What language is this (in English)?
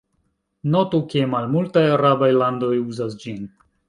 Esperanto